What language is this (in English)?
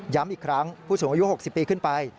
Thai